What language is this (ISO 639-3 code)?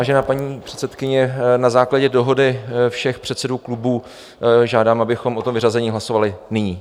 ces